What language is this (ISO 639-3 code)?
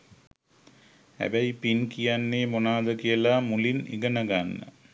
sin